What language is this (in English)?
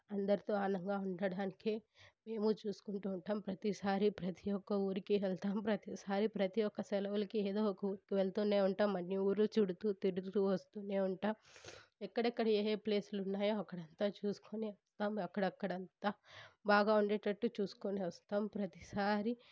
Telugu